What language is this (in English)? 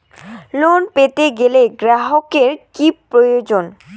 Bangla